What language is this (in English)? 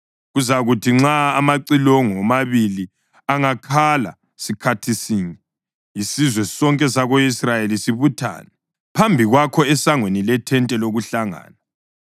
North Ndebele